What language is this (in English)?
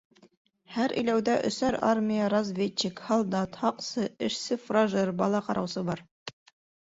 Bashkir